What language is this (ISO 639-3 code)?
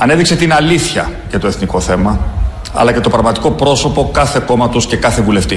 ell